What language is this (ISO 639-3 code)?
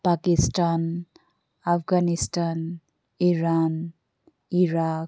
asm